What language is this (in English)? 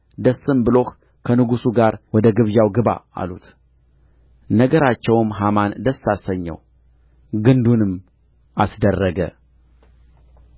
Amharic